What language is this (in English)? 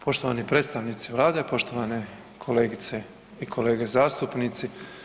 Croatian